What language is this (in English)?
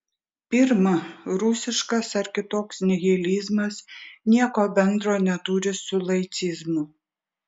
Lithuanian